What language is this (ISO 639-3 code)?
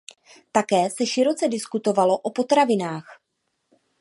ces